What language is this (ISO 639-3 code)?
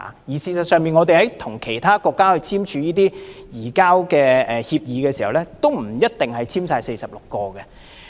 yue